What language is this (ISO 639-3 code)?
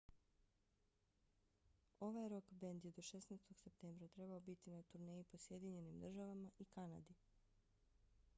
bos